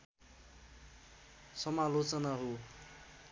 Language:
Nepali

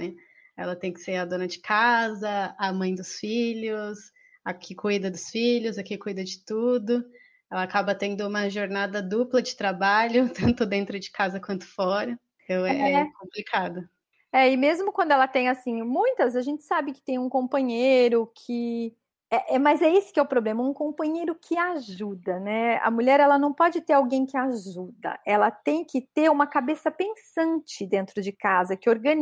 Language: Portuguese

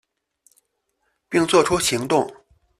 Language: Chinese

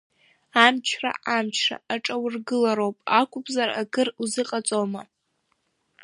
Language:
Abkhazian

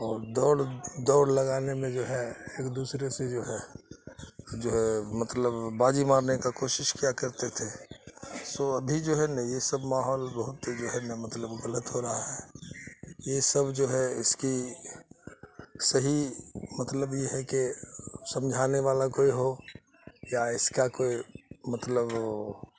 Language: Urdu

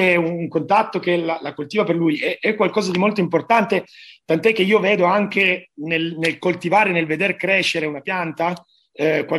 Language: Italian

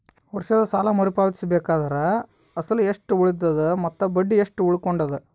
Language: Kannada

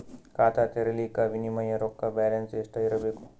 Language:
Kannada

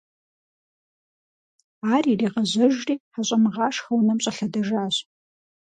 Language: Kabardian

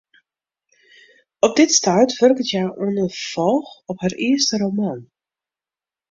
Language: Western Frisian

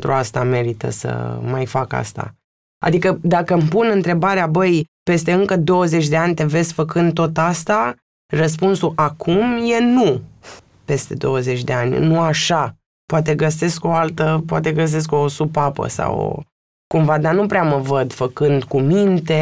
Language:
Romanian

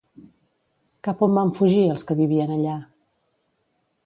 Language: Catalan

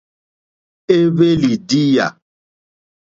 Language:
Mokpwe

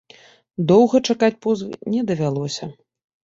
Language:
Belarusian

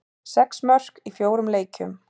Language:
Icelandic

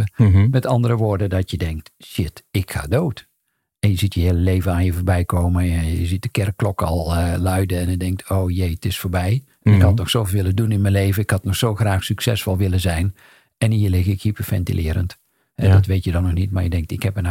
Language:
Dutch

